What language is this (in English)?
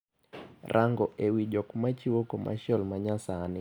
Luo (Kenya and Tanzania)